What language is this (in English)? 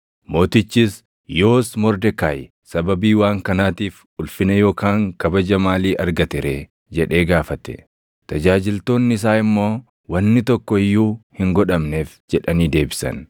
Oromo